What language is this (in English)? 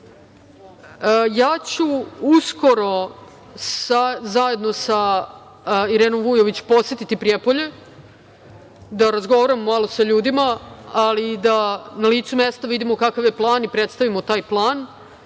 Serbian